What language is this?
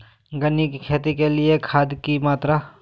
Magahi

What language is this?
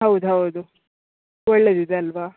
Kannada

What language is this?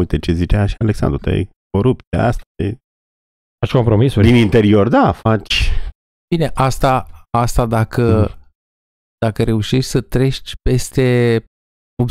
Romanian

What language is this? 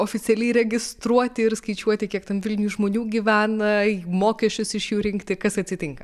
Lithuanian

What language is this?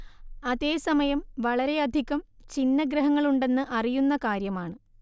Malayalam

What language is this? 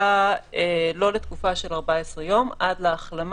Hebrew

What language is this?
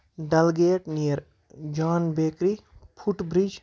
Kashmiri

